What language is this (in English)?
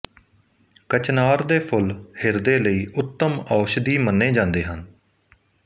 Punjabi